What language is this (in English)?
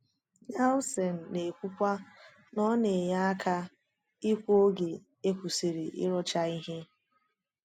Igbo